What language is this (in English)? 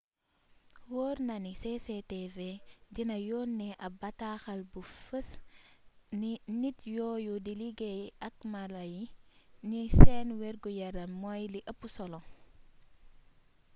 Wolof